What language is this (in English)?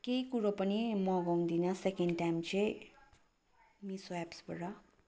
Nepali